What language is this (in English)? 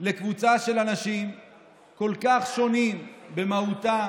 Hebrew